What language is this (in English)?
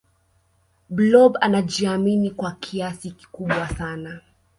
Swahili